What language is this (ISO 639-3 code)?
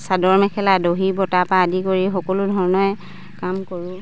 asm